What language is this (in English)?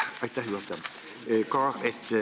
Estonian